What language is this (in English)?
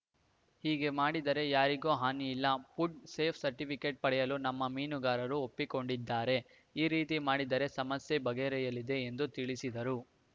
Kannada